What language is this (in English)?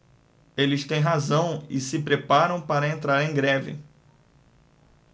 Portuguese